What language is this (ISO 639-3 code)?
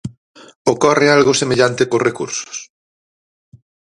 glg